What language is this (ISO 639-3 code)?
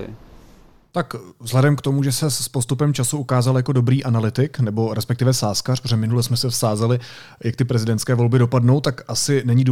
ces